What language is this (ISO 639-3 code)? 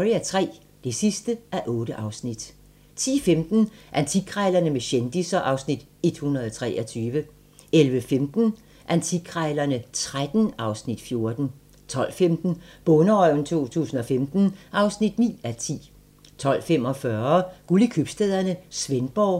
dan